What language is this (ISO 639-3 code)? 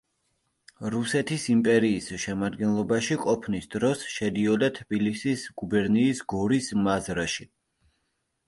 kat